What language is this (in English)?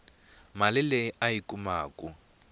Tsonga